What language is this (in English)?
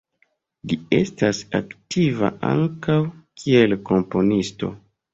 Esperanto